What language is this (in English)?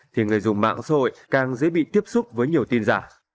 Vietnamese